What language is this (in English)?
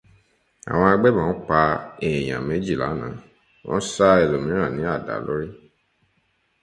Yoruba